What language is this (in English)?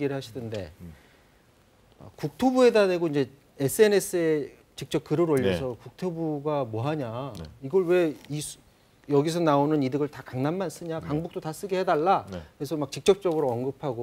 Korean